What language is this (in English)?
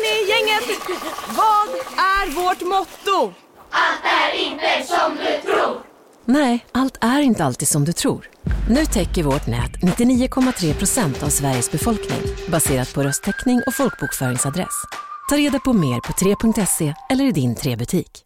Swedish